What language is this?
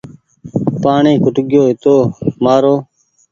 Goaria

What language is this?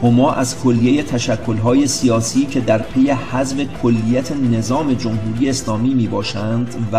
Persian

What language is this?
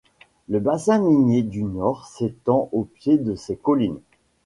French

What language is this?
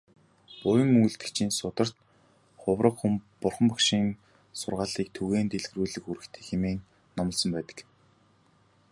Mongolian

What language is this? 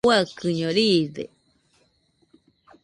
Nüpode Huitoto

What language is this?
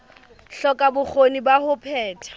Southern Sotho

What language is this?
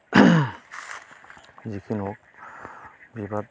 Bodo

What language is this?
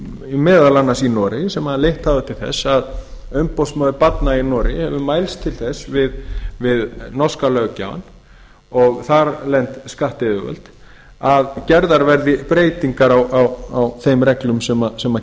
Icelandic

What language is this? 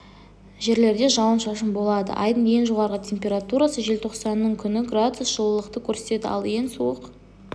Kazakh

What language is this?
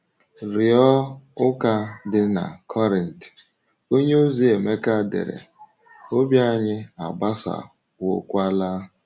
Igbo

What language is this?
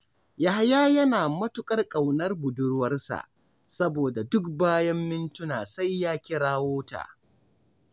Hausa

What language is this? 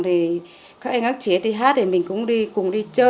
Vietnamese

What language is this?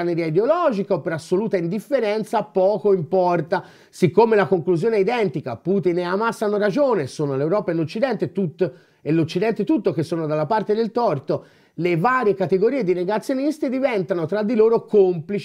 Italian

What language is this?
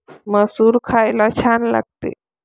Marathi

